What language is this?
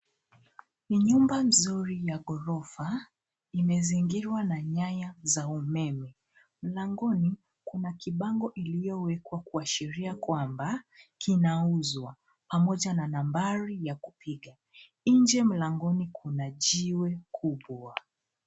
Swahili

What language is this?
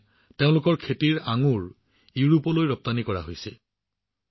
Assamese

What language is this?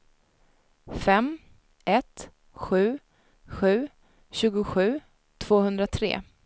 Swedish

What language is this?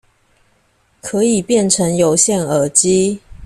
Chinese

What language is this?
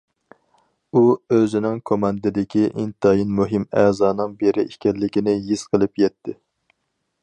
Uyghur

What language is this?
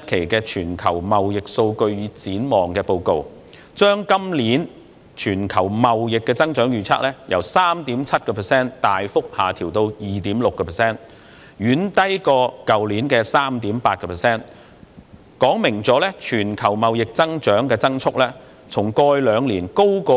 Cantonese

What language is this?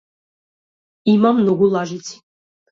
Macedonian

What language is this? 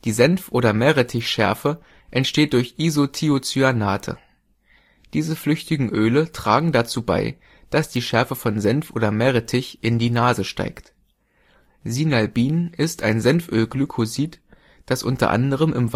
German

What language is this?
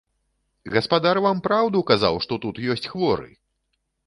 Belarusian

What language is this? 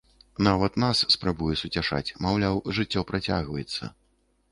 Belarusian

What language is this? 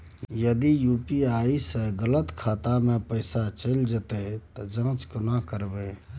Maithili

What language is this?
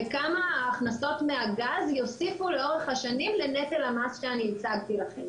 Hebrew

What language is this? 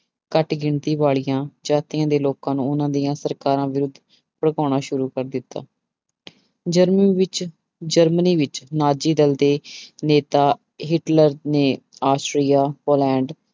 Punjabi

